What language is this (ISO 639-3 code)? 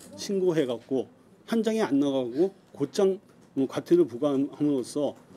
kor